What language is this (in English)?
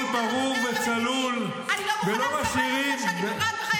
Hebrew